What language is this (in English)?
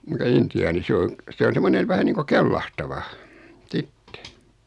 Finnish